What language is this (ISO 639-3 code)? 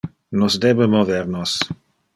ina